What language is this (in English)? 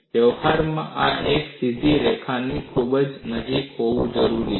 Gujarati